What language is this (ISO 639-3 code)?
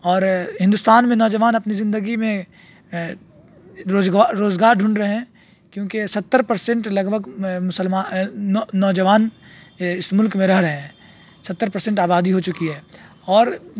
urd